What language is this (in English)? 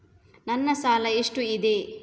Kannada